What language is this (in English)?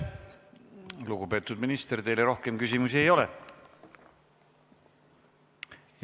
Estonian